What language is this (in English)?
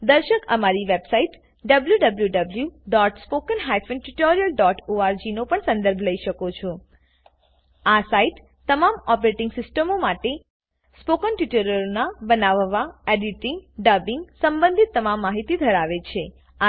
Gujarati